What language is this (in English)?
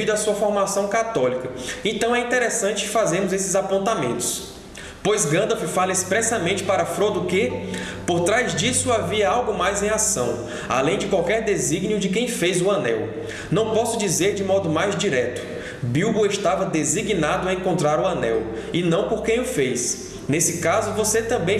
Portuguese